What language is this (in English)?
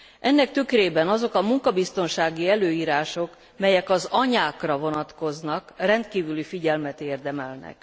Hungarian